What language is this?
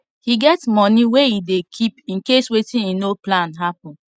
Nigerian Pidgin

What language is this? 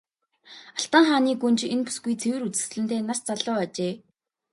Mongolian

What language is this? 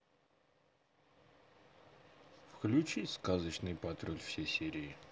Russian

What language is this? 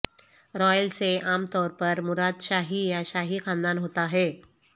Urdu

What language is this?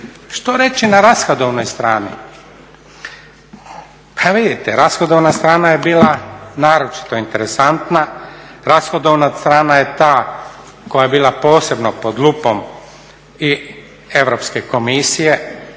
Croatian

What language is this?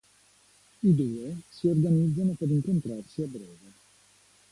Italian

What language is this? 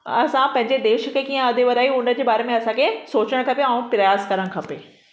Sindhi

